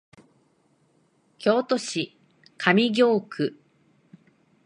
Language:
Japanese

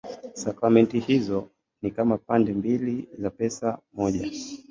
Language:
Swahili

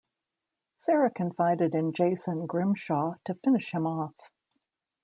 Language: English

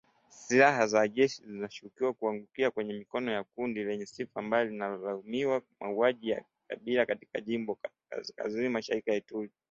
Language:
Swahili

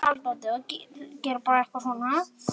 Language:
Icelandic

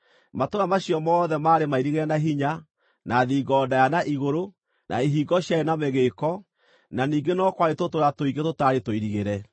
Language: Kikuyu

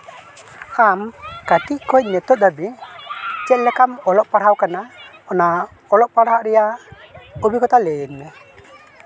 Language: Santali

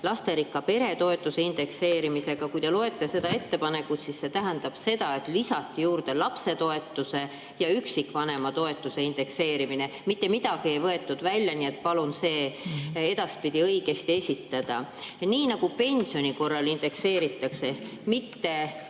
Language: Estonian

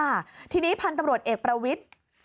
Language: Thai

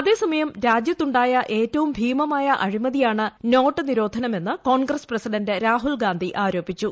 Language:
Malayalam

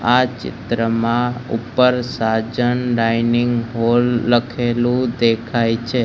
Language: Gujarati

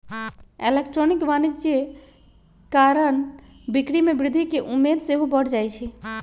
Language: Magahi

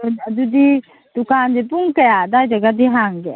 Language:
Manipuri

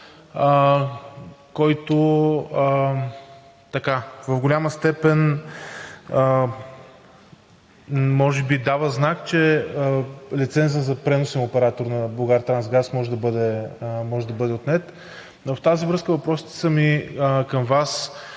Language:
Bulgarian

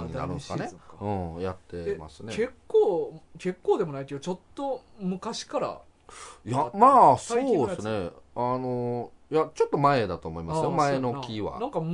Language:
Japanese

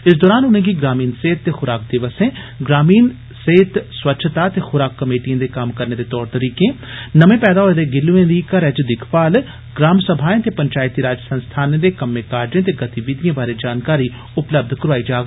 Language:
Dogri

